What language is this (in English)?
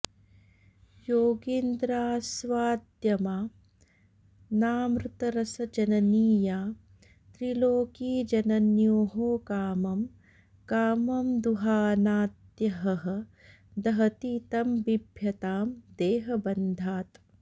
Sanskrit